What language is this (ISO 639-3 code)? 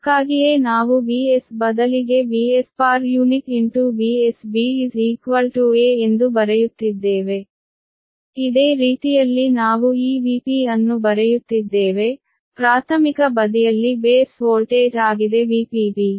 kan